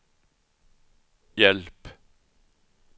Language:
Swedish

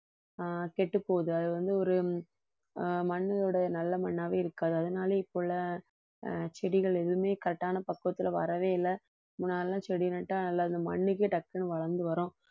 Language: Tamil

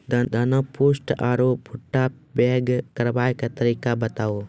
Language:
Maithili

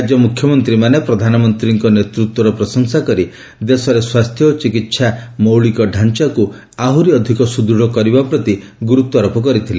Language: Odia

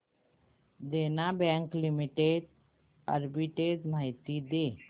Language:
Marathi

